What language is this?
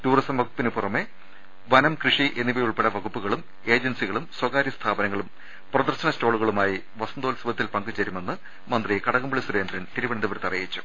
Malayalam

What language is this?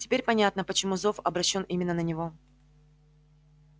Russian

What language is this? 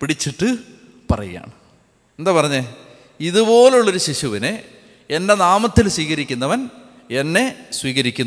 Malayalam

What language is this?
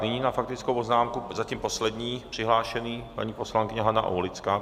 Czech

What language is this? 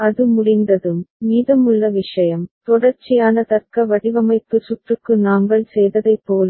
Tamil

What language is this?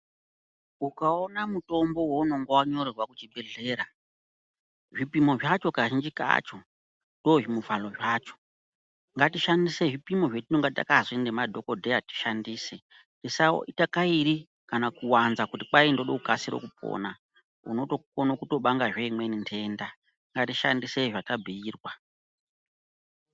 Ndau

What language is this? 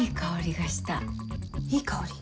Japanese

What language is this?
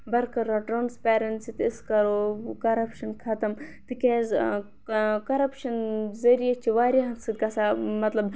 Kashmiri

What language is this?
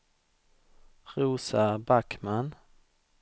Swedish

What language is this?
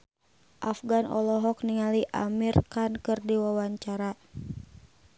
Sundanese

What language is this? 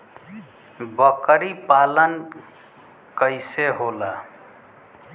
Bhojpuri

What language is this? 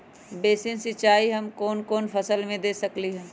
Magahi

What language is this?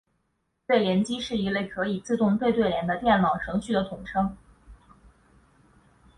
Chinese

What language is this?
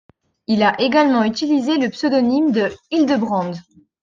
French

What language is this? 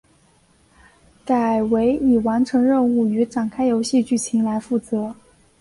Chinese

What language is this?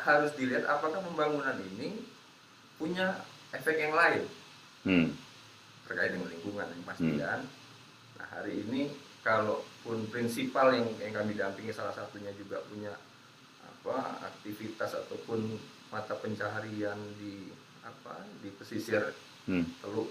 Indonesian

